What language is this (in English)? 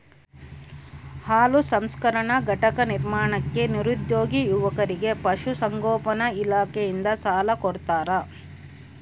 Kannada